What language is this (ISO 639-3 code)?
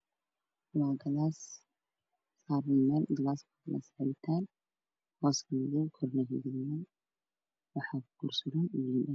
som